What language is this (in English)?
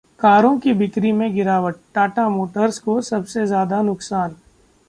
Hindi